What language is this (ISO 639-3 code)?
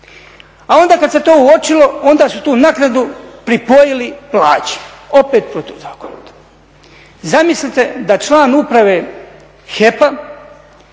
hrv